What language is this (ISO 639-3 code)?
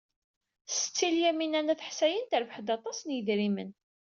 kab